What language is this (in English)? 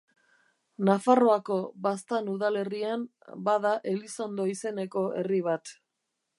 Basque